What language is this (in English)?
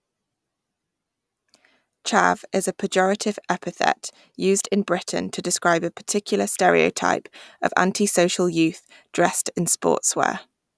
English